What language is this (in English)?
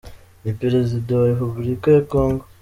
Kinyarwanda